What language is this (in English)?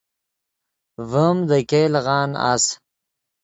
Yidgha